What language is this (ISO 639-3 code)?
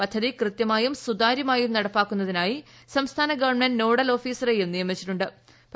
mal